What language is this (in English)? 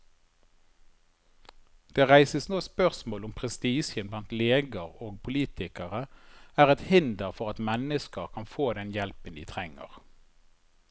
Norwegian